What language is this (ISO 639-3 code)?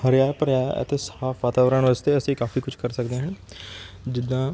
pan